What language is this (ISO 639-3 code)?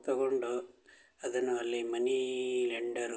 kan